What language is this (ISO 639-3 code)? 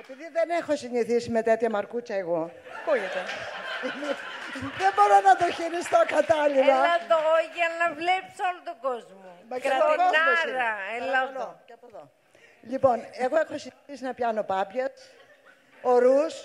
ell